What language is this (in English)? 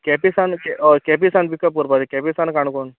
Konkani